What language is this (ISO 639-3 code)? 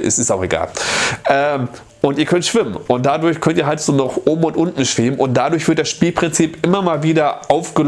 deu